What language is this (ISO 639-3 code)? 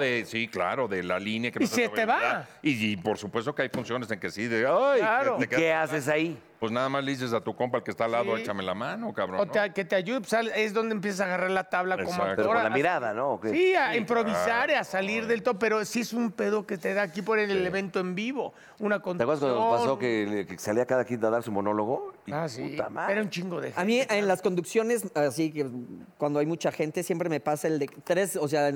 spa